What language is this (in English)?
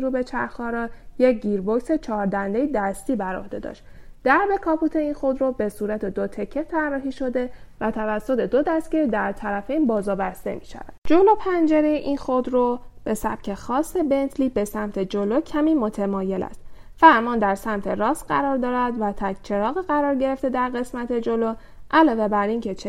Persian